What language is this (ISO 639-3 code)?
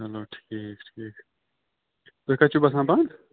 kas